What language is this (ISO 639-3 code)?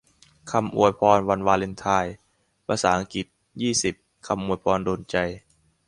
tha